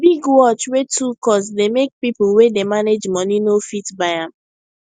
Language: Nigerian Pidgin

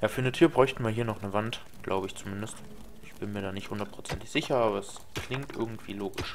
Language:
German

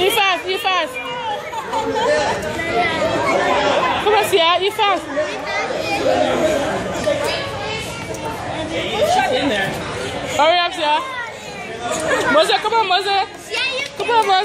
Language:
Greek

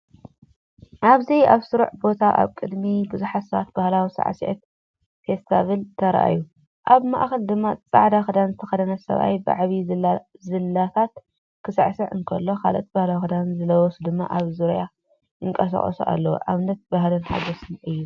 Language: Tigrinya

